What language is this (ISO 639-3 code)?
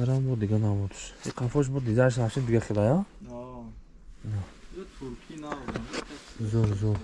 tur